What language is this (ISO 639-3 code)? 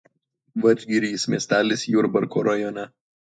lit